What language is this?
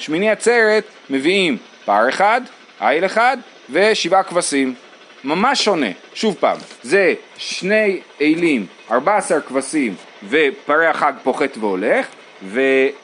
Hebrew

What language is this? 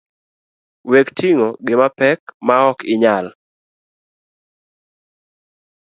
Luo (Kenya and Tanzania)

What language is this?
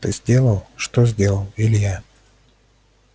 Russian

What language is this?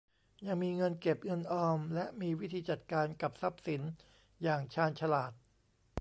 Thai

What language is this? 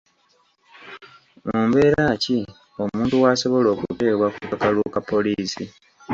Ganda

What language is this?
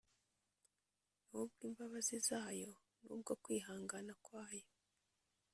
Kinyarwanda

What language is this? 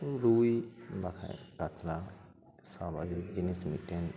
Santali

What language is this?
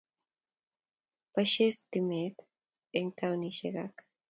Kalenjin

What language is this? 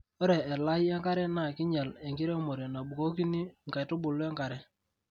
Masai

